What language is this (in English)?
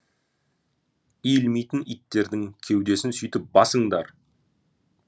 Kazakh